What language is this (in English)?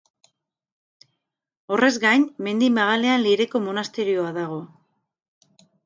Basque